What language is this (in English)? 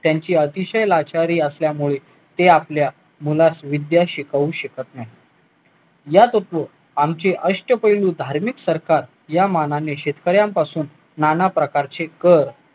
Marathi